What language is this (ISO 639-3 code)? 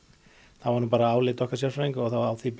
isl